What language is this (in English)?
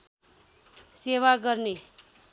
Nepali